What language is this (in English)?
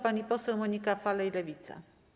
Polish